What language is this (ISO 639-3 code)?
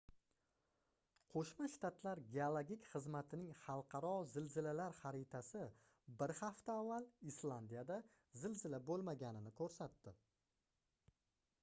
uzb